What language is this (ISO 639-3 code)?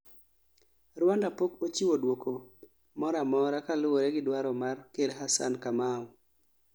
luo